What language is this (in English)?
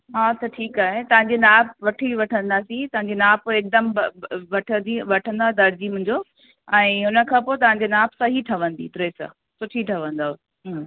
Sindhi